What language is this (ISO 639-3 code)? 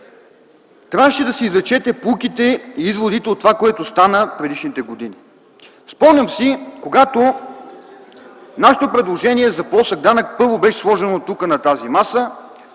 bul